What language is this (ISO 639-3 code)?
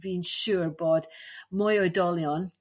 cym